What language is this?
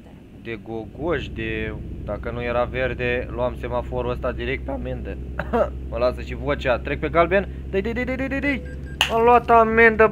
Romanian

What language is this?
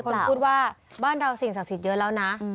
Thai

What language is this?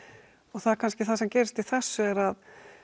Icelandic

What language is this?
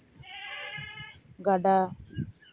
Santali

